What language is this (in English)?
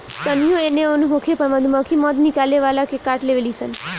Bhojpuri